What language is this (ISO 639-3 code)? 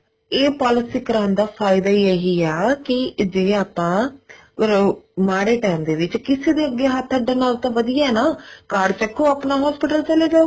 pan